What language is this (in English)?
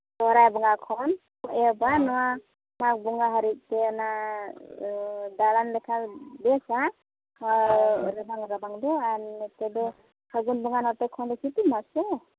Santali